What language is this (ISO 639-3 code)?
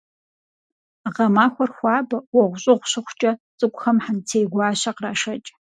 kbd